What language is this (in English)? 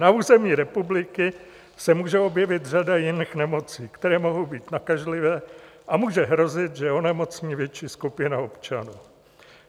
Czech